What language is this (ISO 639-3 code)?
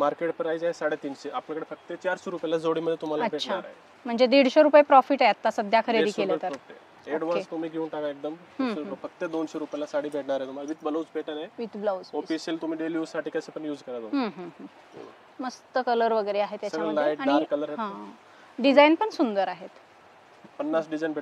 mar